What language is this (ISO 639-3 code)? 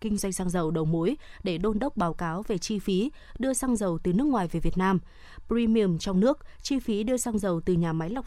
vie